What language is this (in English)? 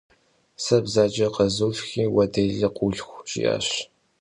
Kabardian